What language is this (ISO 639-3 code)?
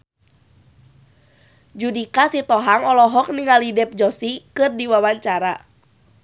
sun